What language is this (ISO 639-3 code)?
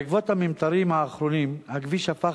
heb